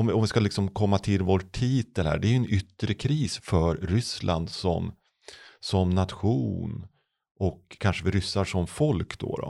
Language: Swedish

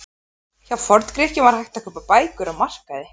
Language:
Icelandic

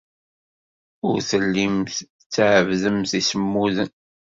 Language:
Kabyle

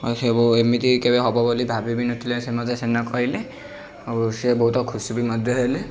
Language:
Odia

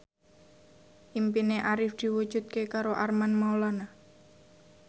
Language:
Javanese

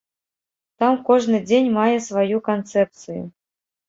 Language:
Belarusian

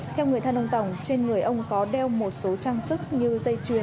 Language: Vietnamese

